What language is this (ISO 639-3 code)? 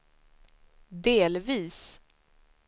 swe